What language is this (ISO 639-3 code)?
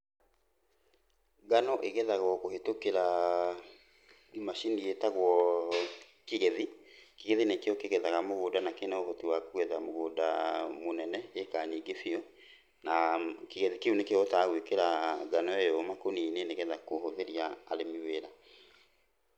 kik